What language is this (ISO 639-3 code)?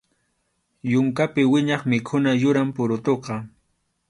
qxu